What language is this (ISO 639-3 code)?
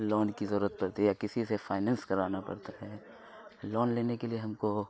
urd